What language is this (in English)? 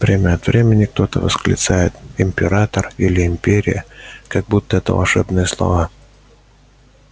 Russian